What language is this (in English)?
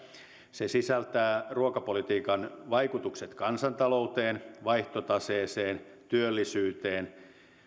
Finnish